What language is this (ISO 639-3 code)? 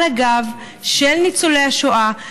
heb